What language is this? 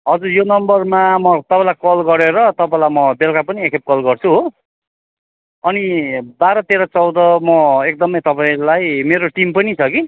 Nepali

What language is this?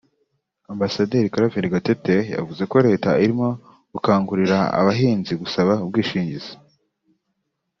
Kinyarwanda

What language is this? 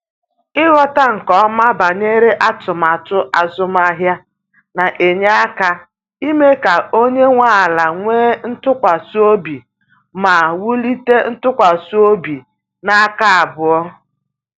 Igbo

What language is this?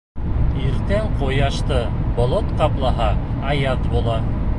Bashkir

